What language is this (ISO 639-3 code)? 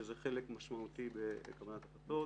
heb